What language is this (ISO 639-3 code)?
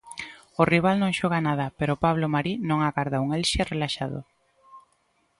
glg